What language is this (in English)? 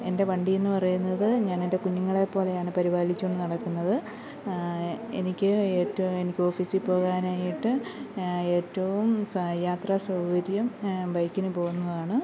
Malayalam